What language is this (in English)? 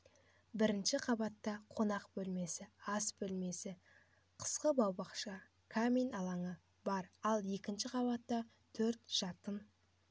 Kazakh